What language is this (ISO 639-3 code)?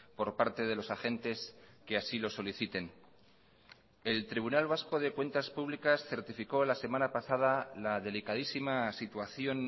spa